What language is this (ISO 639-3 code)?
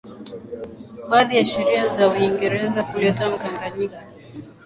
swa